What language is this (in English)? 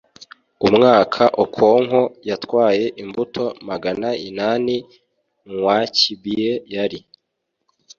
Kinyarwanda